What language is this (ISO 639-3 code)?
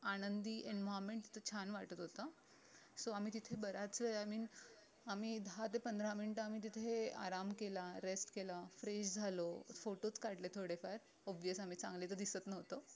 mar